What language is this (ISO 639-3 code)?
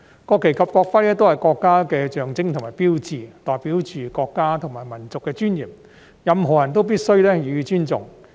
yue